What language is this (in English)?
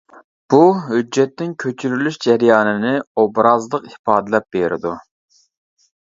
Uyghur